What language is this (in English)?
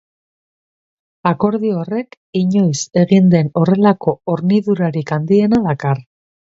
Basque